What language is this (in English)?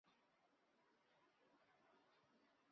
Chinese